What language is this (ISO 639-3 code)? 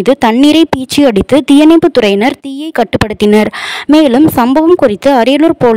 tam